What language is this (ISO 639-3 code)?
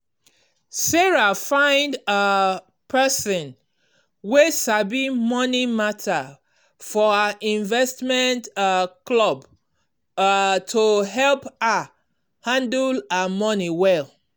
pcm